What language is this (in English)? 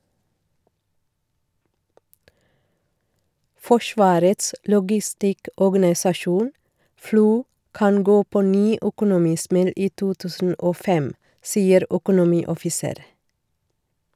Norwegian